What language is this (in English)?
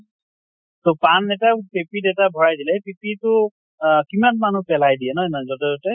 Assamese